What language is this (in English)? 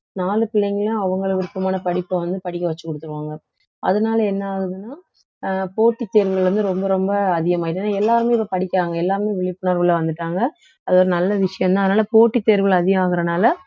Tamil